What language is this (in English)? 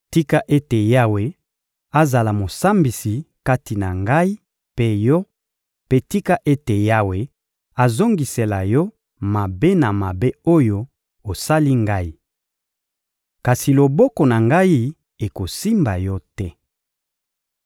Lingala